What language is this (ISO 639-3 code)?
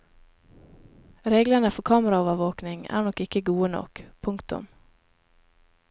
nor